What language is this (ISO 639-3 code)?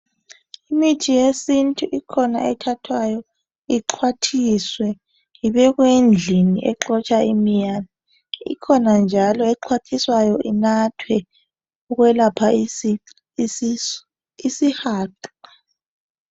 nde